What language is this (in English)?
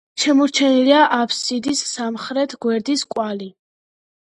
Georgian